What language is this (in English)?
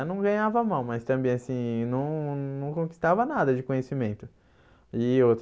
Portuguese